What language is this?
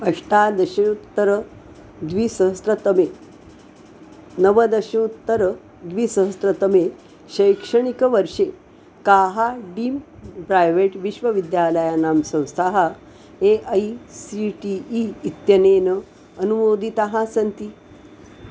Sanskrit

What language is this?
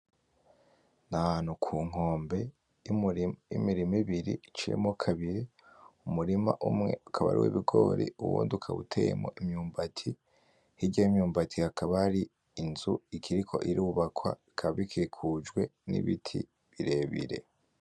Rundi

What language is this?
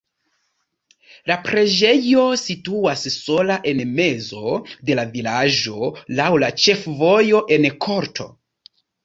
Esperanto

